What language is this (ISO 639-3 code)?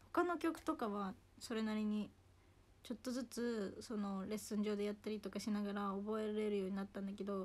jpn